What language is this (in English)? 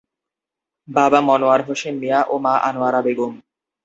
Bangla